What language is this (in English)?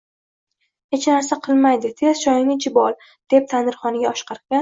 Uzbek